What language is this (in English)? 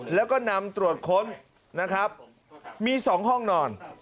Thai